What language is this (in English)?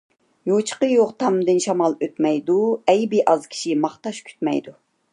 Uyghur